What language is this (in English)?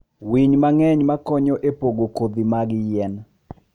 Luo (Kenya and Tanzania)